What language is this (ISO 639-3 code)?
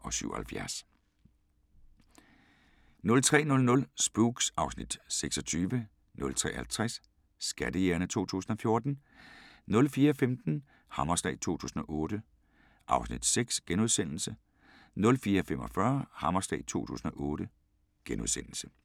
dan